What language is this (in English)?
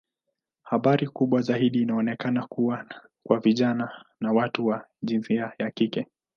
Swahili